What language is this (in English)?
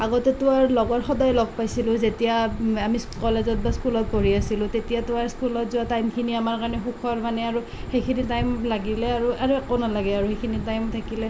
Assamese